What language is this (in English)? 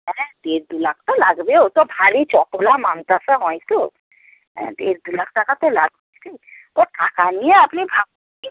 Bangla